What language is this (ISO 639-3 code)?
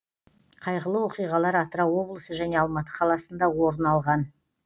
kaz